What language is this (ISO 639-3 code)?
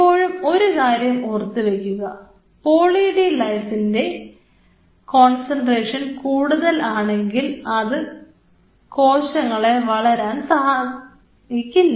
mal